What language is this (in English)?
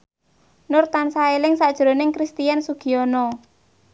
Javanese